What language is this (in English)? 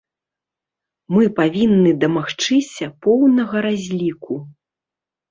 Belarusian